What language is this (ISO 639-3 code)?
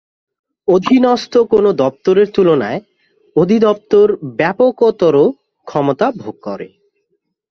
ben